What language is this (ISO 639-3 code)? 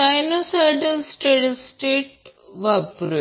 mar